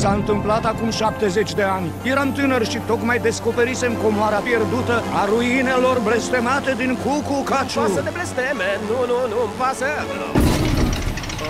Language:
Romanian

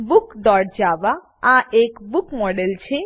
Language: Gujarati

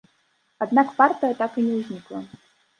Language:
Belarusian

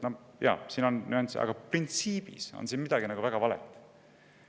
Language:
Estonian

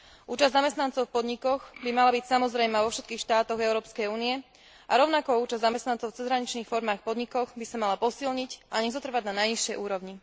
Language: Slovak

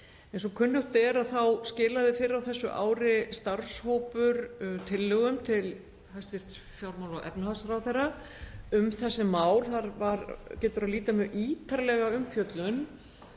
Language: Icelandic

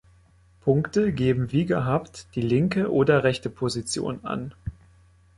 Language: German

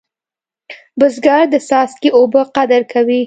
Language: Pashto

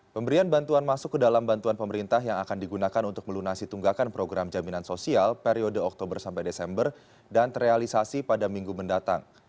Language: Indonesian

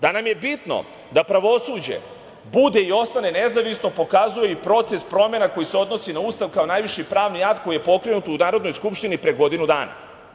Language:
Serbian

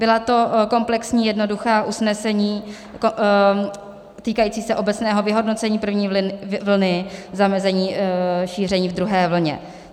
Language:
Czech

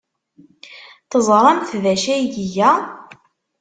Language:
Kabyle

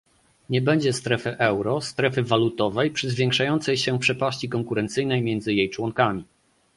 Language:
Polish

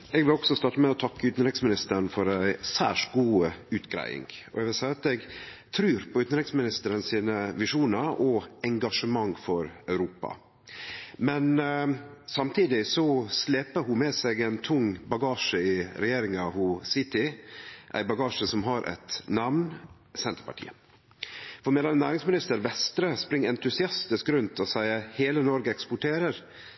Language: Norwegian Nynorsk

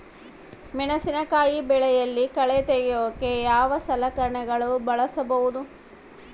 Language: Kannada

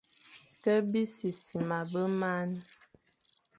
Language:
Fang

